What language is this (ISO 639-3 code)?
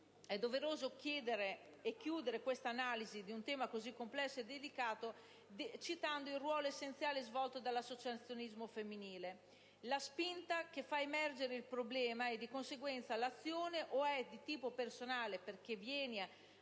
ita